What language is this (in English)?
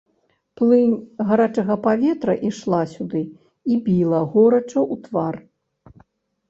Belarusian